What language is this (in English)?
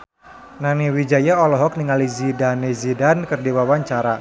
Sundanese